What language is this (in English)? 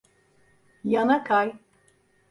Turkish